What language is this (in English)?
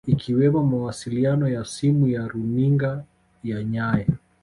Swahili